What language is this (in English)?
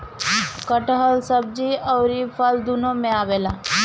Bhojpuri